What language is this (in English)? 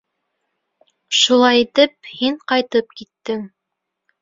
Bashkir